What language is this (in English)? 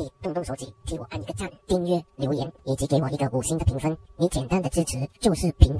Chinese